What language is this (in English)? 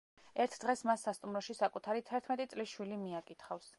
Georgian